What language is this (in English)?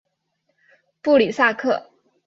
Chinese